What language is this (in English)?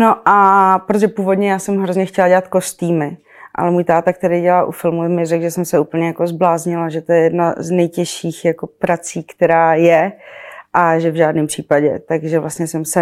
Czech